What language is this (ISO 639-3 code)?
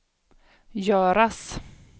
swe